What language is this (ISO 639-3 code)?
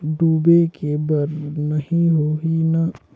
hne